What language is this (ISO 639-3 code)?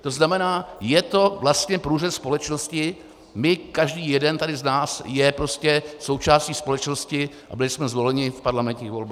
ces